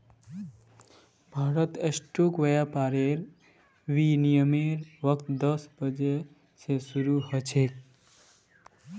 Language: Magahi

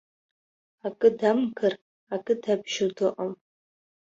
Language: Abkhazian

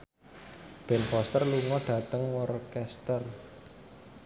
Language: Javanese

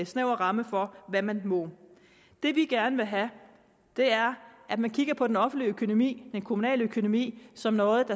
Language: Danish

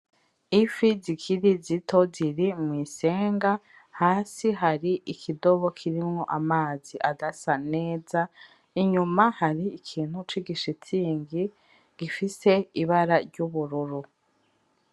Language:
Rundi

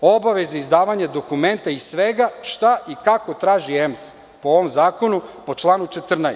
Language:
Serbian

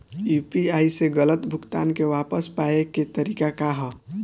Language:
Bhojpuri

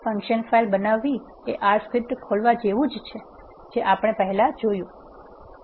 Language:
Gujarati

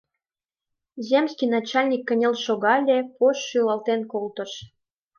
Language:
Mari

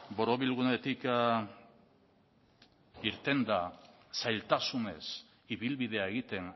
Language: Basque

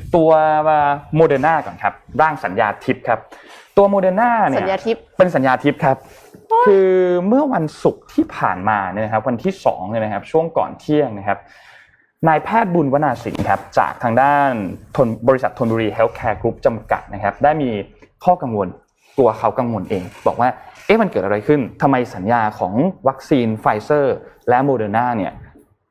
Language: Thai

